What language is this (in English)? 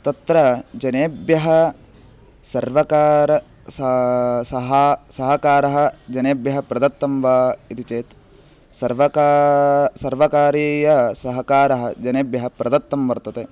Sanskrit